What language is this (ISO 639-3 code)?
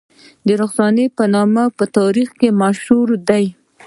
pus